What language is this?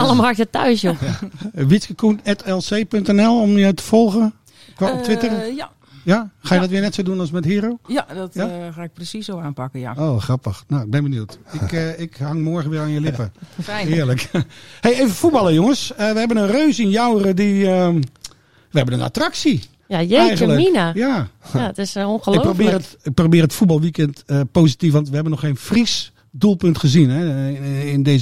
Dutch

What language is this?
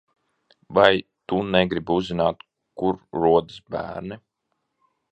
Latvian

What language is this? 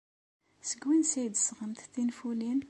Kabyle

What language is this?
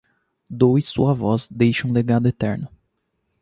Portuguese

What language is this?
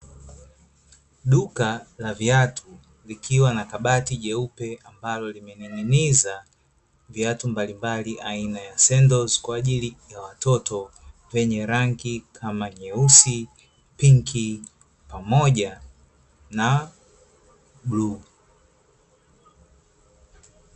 Swahili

